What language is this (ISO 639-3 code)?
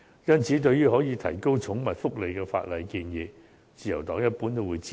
yue